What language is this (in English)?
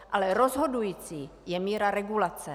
Czech